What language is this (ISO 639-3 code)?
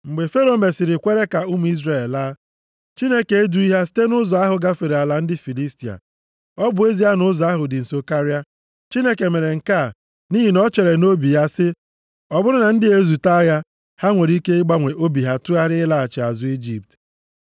ibo